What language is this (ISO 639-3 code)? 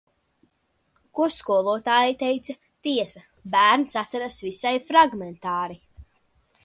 lav